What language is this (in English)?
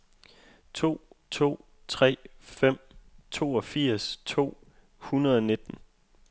Danish